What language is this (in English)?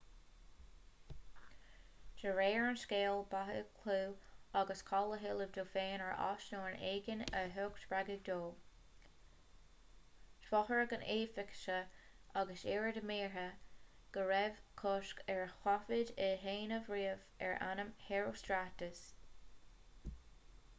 Irish